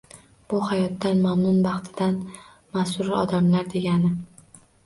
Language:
Uzbek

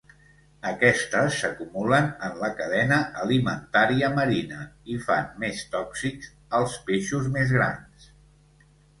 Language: Catalan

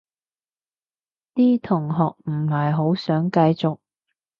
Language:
Cantonese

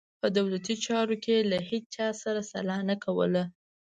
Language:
Pashto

